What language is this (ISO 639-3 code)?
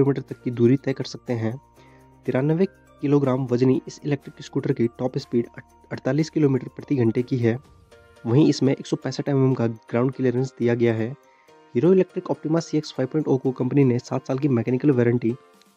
hin